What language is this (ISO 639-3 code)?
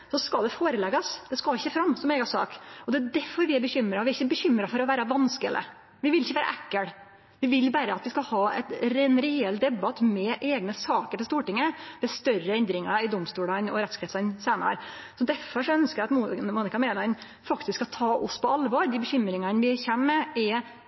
nno